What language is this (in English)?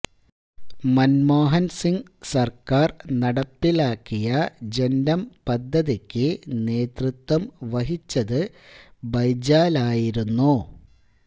Malayalam